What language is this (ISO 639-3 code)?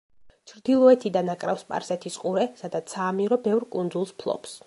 kat